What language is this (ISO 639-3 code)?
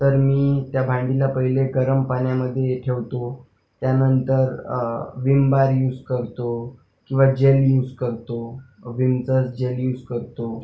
mar